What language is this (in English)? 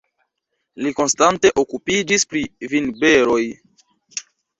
Esperanto